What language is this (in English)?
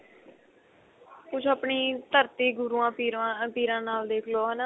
Punjabi